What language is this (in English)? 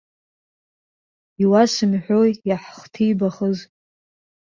Abkhazian